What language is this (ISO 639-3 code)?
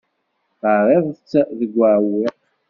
kab